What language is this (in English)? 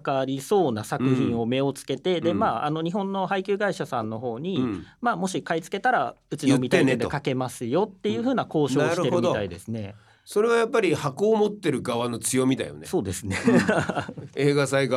Japanese